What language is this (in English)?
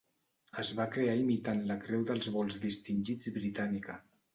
Catalan